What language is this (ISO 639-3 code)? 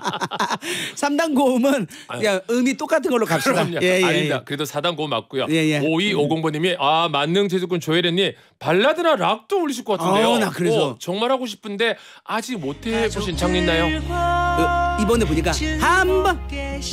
kor